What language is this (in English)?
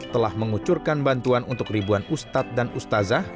Indonesian